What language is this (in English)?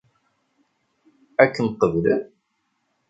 Kabyle